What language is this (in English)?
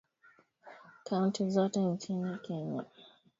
Swahili